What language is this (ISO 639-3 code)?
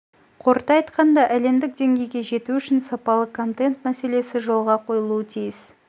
kaz